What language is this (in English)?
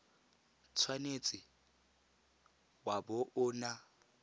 Tswana